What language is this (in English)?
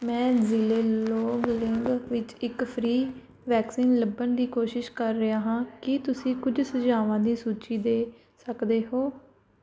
Punjabi